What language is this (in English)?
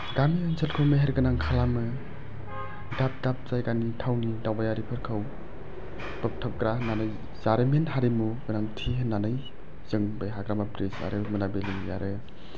Bodo